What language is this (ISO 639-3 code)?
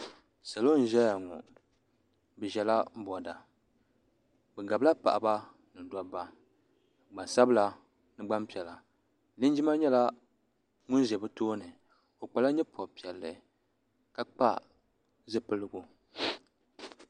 dag